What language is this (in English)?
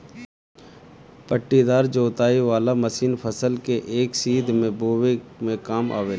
Bhojpuri